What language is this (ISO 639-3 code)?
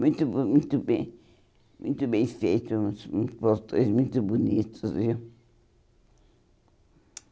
por